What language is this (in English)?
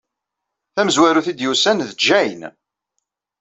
Kabyle